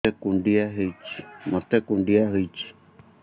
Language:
Odia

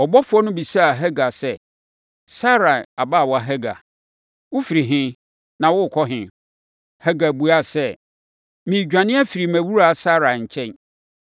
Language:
Akan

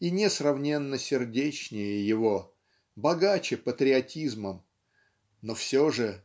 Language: Russian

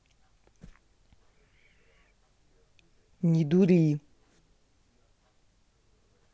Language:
Russian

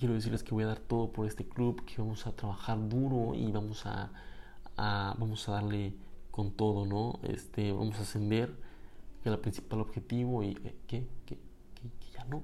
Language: Spanish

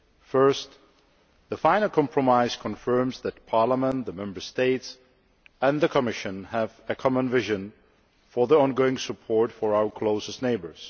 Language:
English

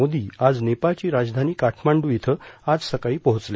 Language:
Marathi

